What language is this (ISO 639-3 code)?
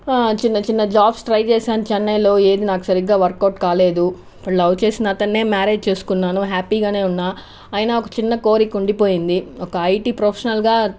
tel